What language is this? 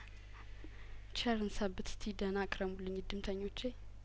Amharic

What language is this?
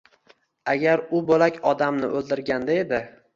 Uzbek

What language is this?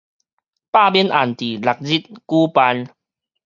Min Nan Chinese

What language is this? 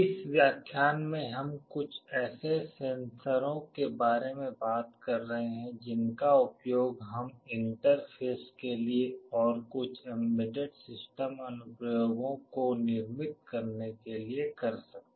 Hindi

